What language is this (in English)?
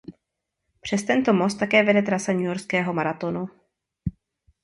Czech